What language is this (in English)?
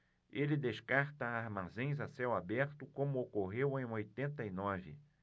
Portuguese